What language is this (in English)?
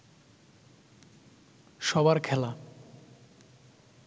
Bangla